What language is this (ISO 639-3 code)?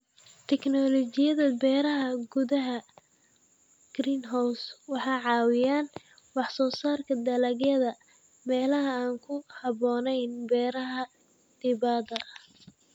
som